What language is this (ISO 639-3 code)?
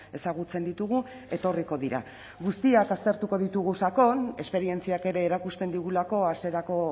eus